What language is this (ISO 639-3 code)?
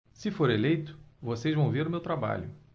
por